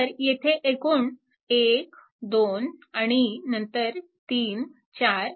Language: Marathi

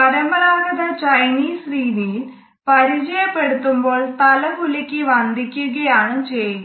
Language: Malayalam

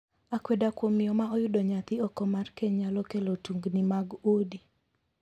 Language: Luo (Kenya and Tanzania)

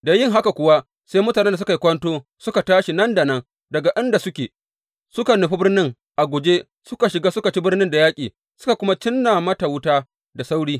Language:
Hausa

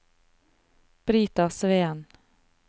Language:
Norwegian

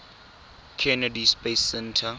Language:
Tswana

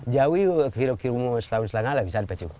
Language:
Indonesian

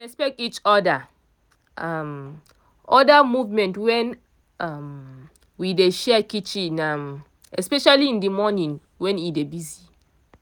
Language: Nigerian Pidgin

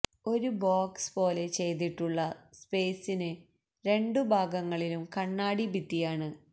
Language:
Malayalam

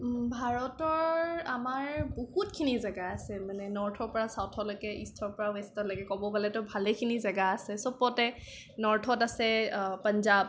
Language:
Assamese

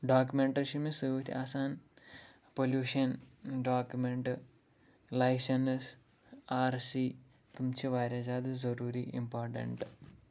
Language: Kashmiri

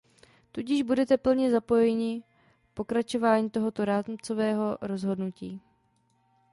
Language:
Czech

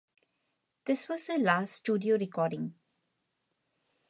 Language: English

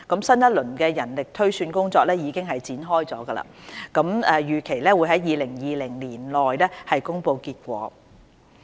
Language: Cantonese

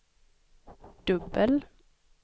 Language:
Swedish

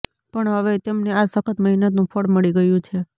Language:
Gujarati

